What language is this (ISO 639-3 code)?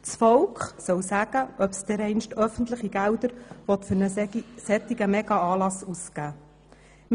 gsw